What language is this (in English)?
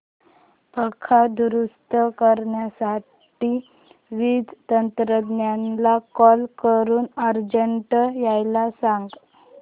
Marathi